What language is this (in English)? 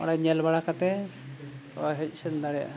Santali